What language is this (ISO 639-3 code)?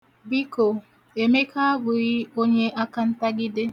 ibo